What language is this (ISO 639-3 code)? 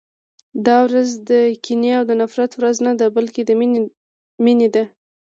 pus